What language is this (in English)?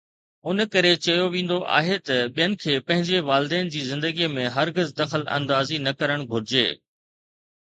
Sindhi